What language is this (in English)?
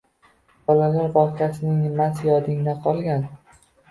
Uzbek